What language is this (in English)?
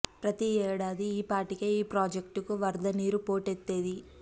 Telugu